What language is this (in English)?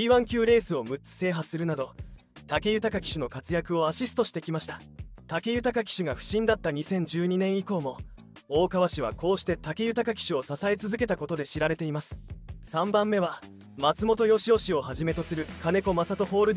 Japanese